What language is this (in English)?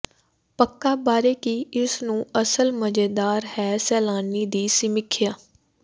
Punjabi